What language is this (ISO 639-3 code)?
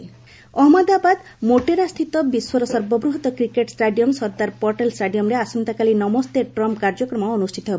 ori